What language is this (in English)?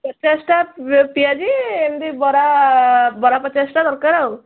Odia